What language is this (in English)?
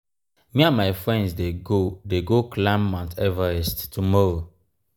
Nigerian Pidgin